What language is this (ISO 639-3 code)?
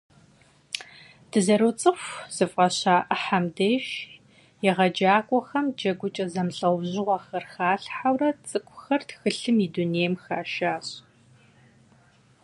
kbd